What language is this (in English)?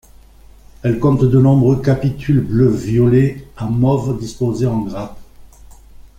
French